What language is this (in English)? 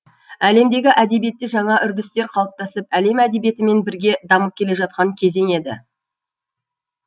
Kazakh